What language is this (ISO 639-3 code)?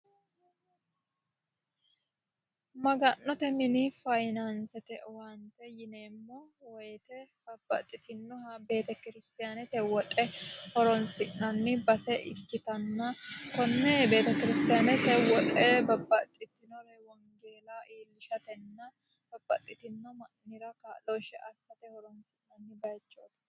sid